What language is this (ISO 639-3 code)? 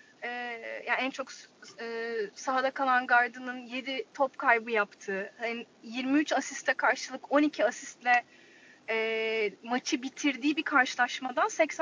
tur